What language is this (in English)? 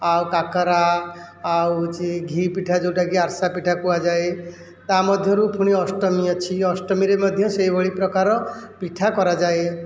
Odia